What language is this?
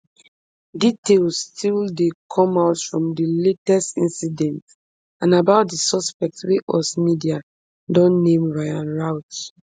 Nigerian Pidgin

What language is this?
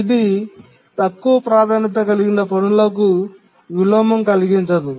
Telugu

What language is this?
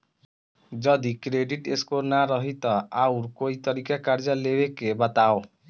Bhojpuri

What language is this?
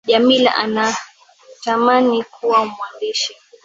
Swahili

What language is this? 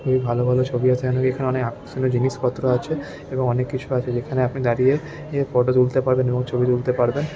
Bangla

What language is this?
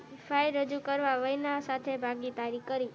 Gujarati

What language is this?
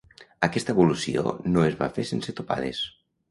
Catalan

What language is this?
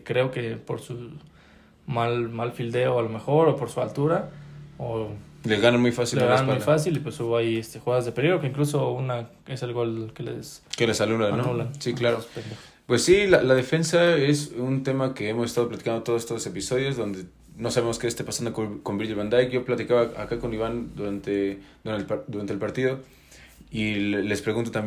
Spanish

